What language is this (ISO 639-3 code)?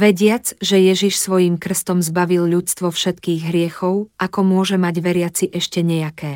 slk